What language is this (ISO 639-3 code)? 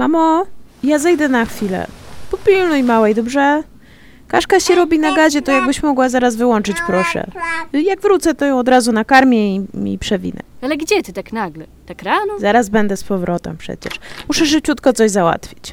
pol